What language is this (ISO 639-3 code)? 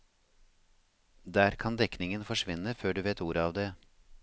nor